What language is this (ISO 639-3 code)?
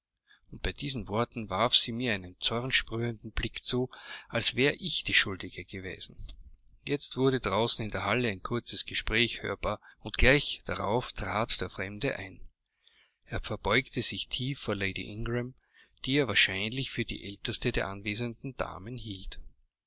deu